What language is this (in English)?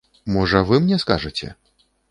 Belarusian